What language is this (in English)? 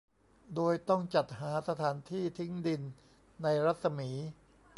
Thai